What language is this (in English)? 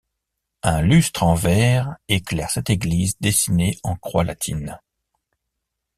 French